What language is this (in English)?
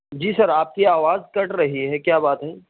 Urdu